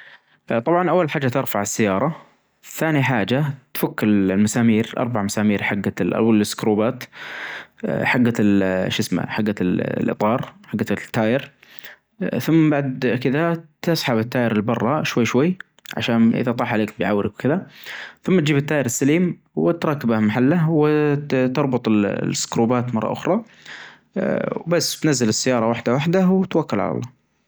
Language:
Najdi Arabic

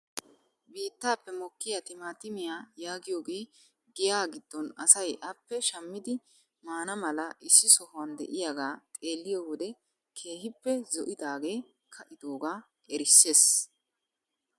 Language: Wolaytta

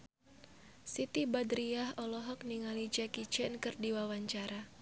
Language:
Sundanese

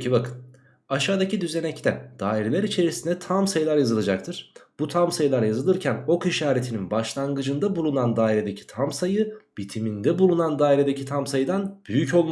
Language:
Turkish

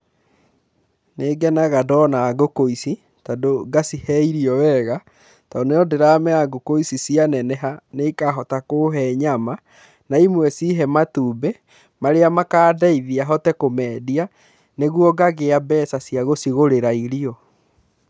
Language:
Kikuyu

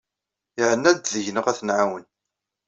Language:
Kabyle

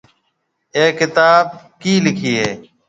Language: Marwari (Pakistan)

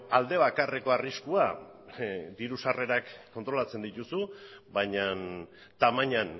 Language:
Basque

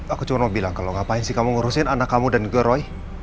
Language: Indonesian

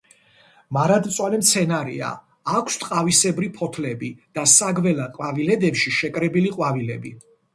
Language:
Georgian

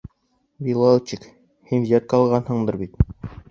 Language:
Bashkir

